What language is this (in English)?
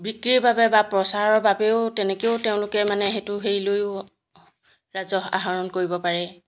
Assamese